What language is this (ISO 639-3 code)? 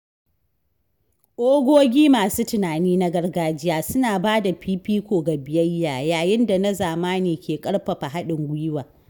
hau